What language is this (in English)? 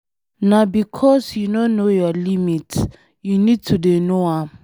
Nigerian Pidgin